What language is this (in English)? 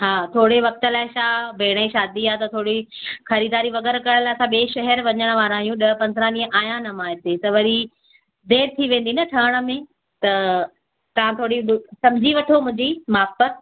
Sindhi